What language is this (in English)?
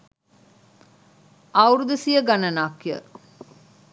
Sinhala